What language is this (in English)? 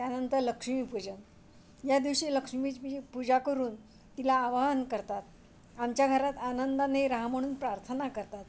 Marathi